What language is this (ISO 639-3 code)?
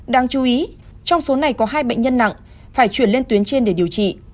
vie